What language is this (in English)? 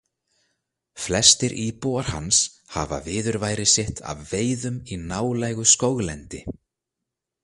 Icelandic